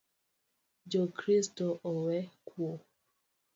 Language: Luo (Kenya and Tanzania)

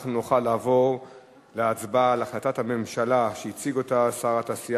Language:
Hebrew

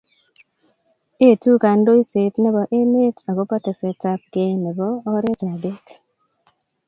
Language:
Kalenjin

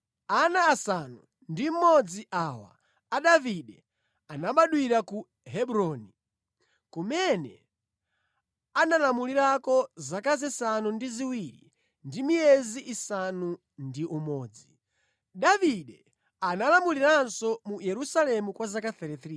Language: Nyanja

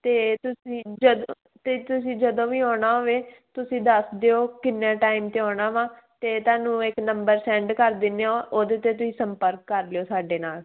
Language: Punjabi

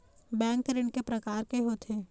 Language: Chhattisgarhi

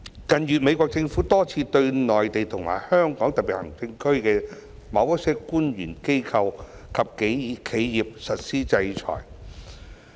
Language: Cantonese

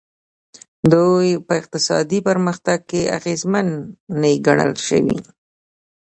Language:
Pashto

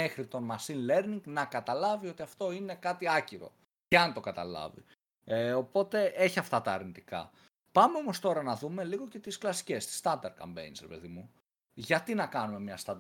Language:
Greek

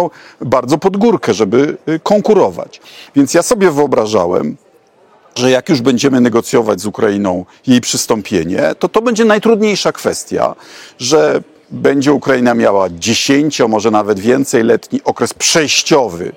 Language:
Polish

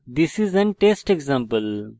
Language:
Bangla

